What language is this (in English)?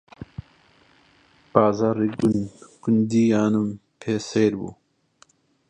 Central Kurdish